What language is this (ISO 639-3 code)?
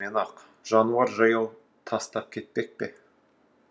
kaz